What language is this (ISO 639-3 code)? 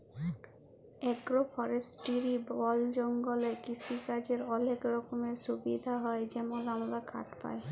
ben